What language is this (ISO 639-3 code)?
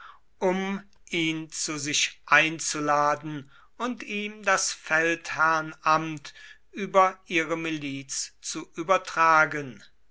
deu